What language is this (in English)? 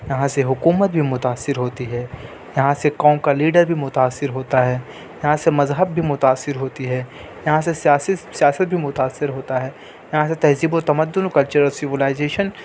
Urdu